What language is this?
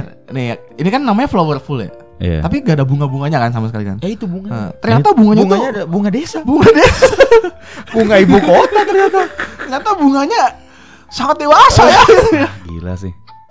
Indonesian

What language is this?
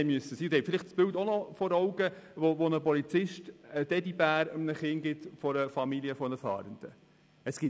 Swiss German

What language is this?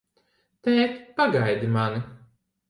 Latvian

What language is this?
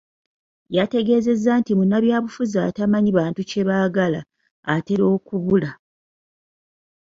Ganda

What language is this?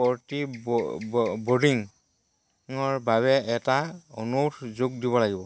Assamese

